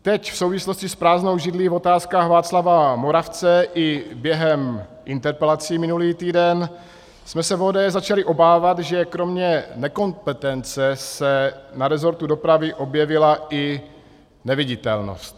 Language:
Czech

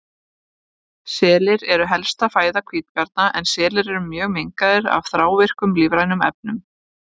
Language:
Icelandic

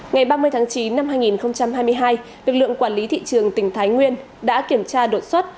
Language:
Vietnamese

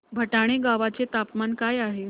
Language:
Marathi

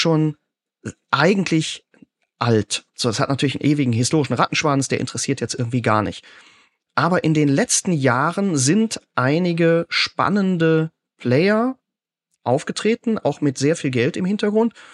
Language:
German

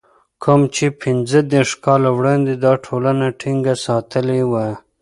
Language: Pashto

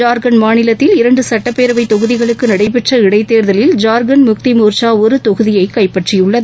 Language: Tamil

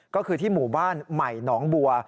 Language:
Thai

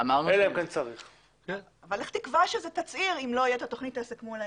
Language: Hebrew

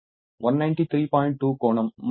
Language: Telugu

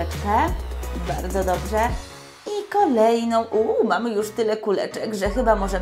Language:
Polish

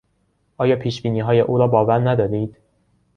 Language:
Persian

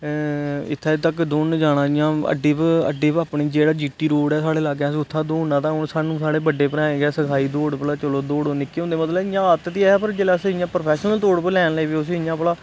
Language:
Dogri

